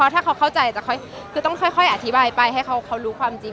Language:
Thai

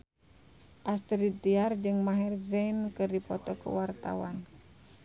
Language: Sundanese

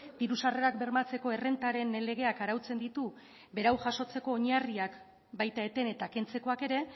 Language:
Basque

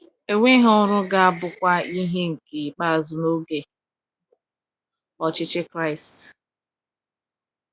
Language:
Igbo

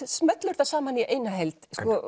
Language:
Icelandic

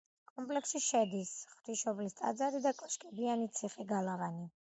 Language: Georgian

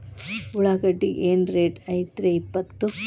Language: Kannada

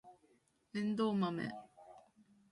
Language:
Japanese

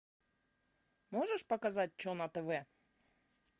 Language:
Russian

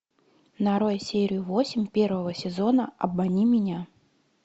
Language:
Russian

